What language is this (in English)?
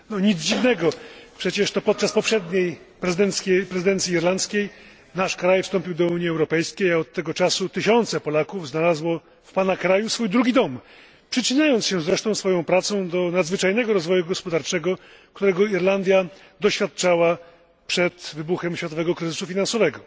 Polish